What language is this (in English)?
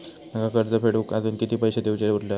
Marathi